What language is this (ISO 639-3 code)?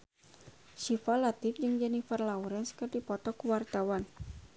sun